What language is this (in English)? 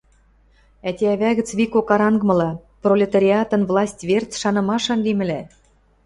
Western Mari